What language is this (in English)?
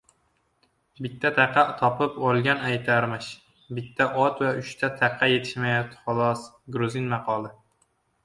Uzbek